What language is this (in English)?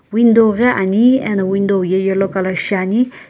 Sumi Naga